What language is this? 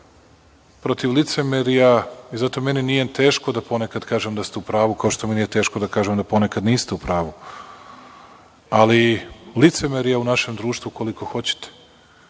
Serbian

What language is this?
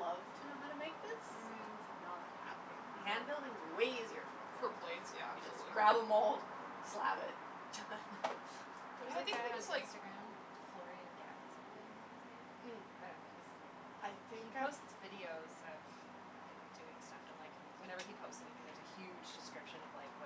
English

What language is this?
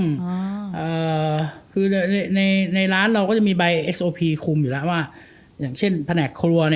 Thai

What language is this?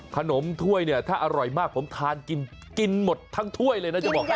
Thai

